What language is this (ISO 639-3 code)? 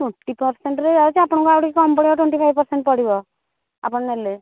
ori